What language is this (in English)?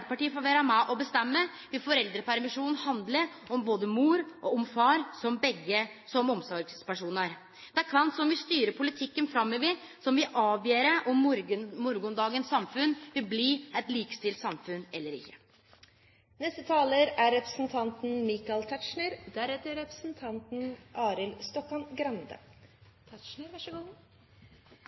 Norwegian